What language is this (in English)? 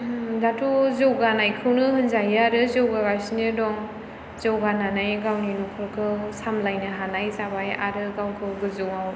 Bodo